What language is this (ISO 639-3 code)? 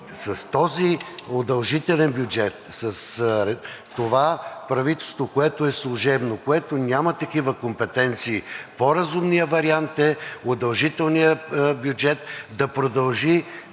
bul